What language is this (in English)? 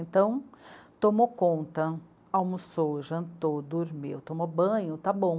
Portuguese